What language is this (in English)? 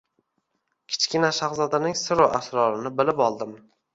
Uzbek